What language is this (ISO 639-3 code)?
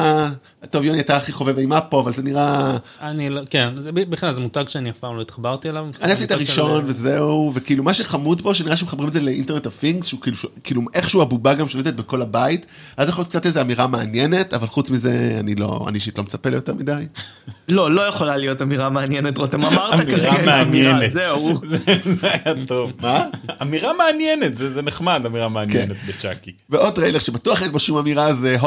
heb